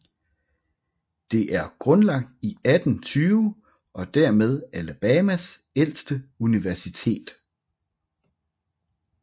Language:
Danish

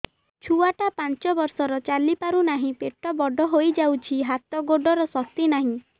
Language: Odia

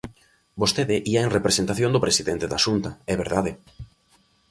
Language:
Galician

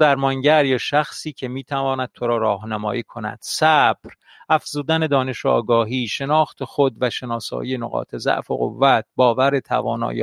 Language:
Persian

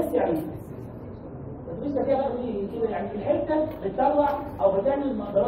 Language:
Arabic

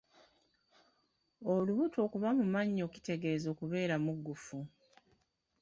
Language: Ganda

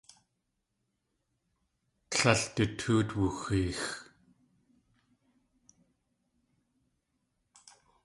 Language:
Tlingit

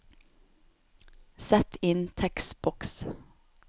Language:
Norwegian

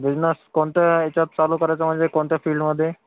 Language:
Marathi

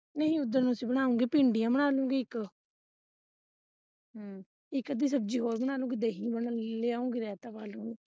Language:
Punjabi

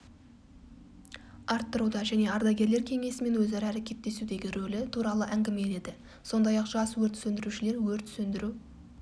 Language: Kazakh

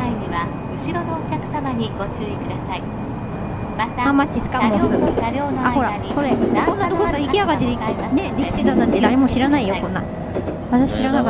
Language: Japanese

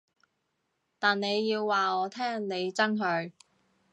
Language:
Cantonese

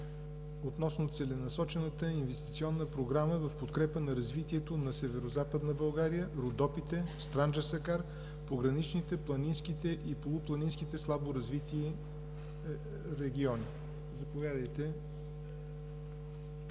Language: Bulgarian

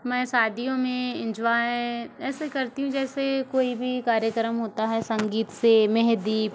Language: Hindi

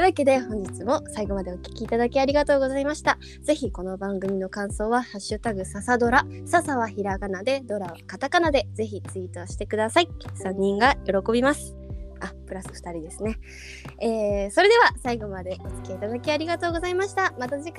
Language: Japanese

